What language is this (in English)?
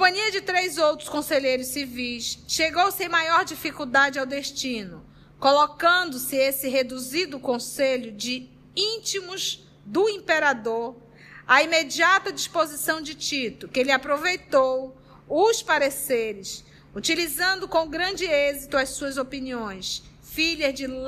Portuguese